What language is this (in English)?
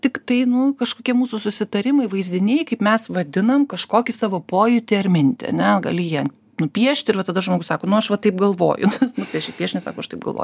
Lithuanian